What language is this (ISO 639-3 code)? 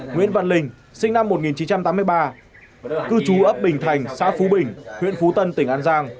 vie